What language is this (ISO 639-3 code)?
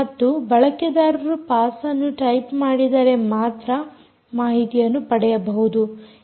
kan